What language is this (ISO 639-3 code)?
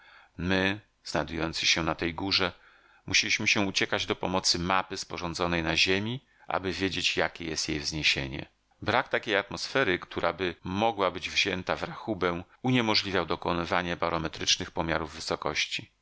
pol